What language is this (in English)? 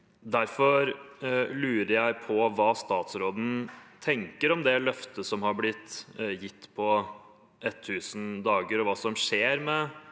Norwegian